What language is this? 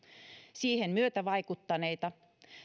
Finnish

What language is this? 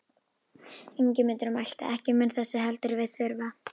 Icelandic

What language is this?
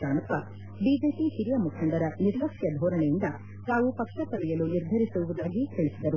Kannada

